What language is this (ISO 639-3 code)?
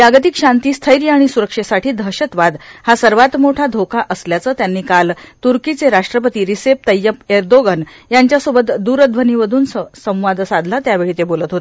mar